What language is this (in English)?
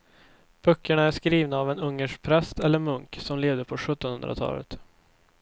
Swedish